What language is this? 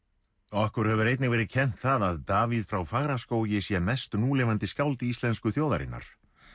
Icelandic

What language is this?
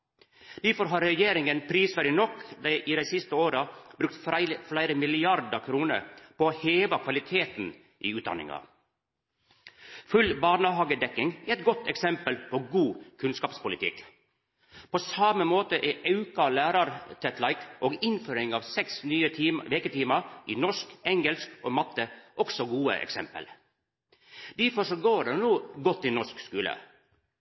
Norwegian Nynorsk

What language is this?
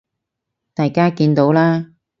Cantonese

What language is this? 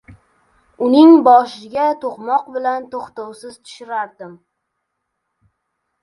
Uzbek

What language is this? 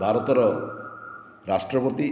Odia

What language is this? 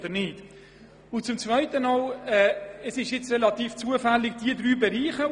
Swiss German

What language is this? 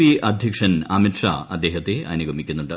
Malayalam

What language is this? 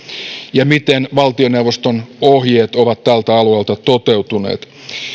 Finnish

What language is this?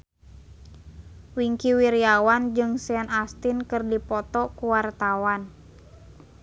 Sundanese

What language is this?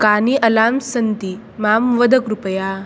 Sanskrit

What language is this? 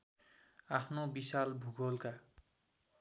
Nepali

